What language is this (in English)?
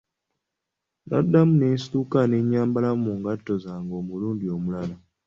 Ganda